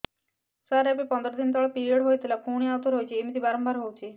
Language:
Odia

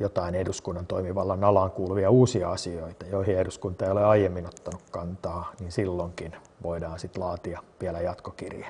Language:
Finnish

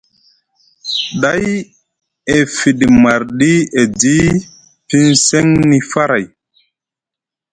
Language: Musgu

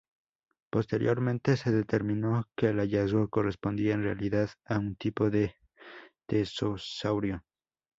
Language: Spanish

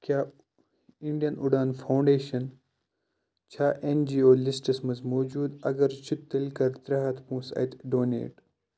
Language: Kashmiri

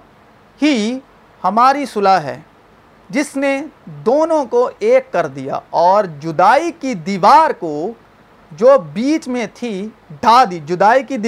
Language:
Urdu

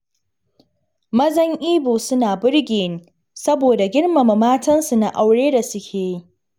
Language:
Hausa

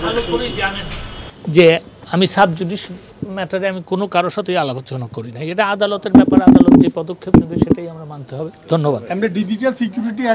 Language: Turkish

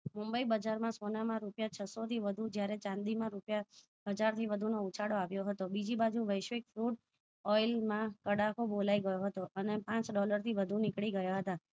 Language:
Gujarati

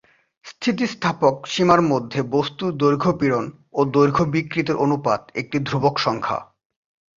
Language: Bangla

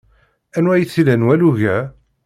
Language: Kabyle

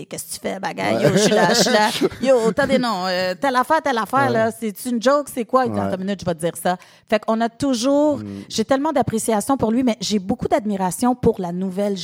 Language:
French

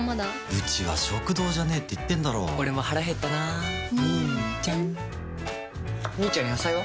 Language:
Japanese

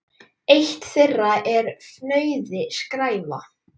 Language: Icelandic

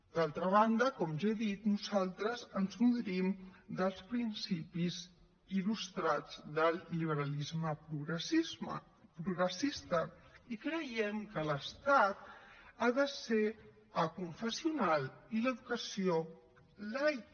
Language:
Catalan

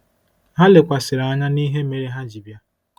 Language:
Igbo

